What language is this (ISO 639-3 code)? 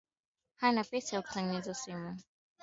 swa